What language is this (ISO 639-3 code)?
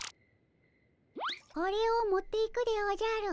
jpn